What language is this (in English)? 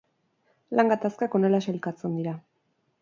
Basque